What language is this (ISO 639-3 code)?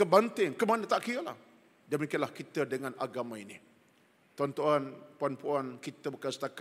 msa